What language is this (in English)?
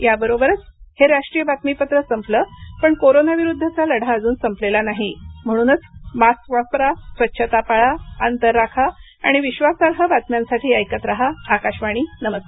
Marathi